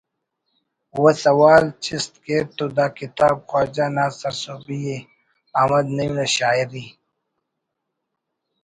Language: Brahui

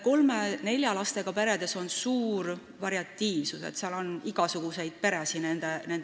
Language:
Estonian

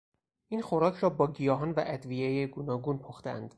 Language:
Persian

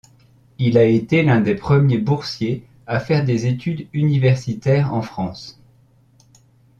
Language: French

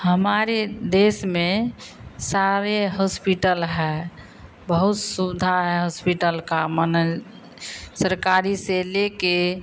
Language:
Hindi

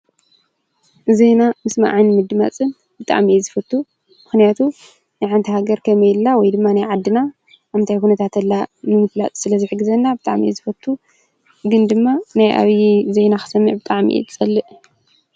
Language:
Tigrinya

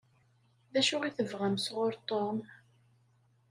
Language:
Kabyle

